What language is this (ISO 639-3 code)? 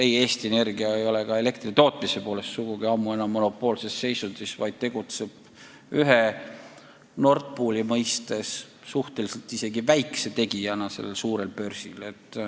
est